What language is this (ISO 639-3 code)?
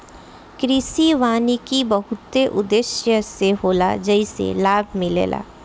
bho